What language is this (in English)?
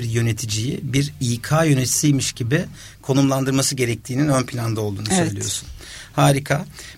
Turkish